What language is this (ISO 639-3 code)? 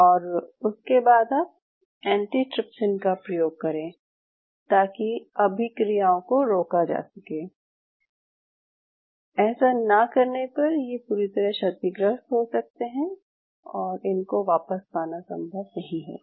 hin